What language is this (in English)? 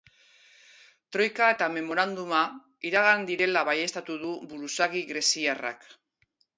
Basque